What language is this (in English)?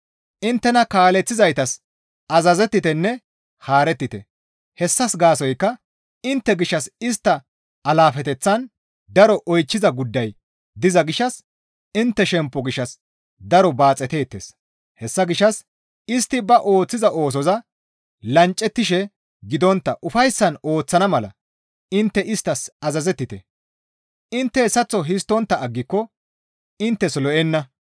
Gamo